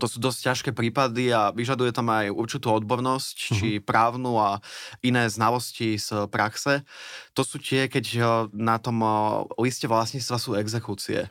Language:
Slovak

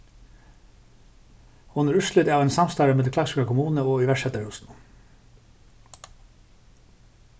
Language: Faroese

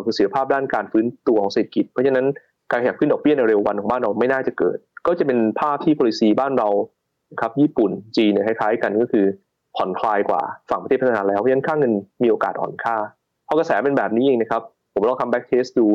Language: Thai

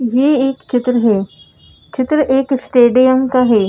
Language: Hindi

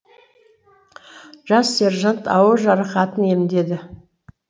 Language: Kazakh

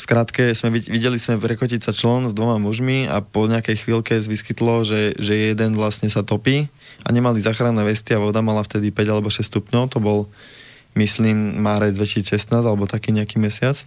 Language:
Slovak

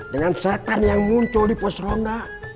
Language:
Indonesian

